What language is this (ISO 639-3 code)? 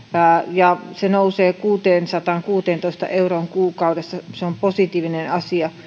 fin